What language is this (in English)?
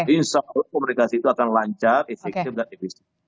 Indonesian